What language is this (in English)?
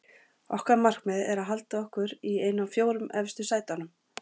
Icelandic